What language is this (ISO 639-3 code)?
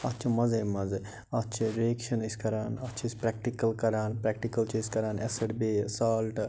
kas